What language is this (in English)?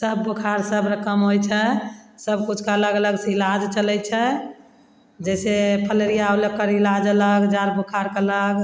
Maithili